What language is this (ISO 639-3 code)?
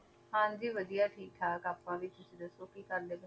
pan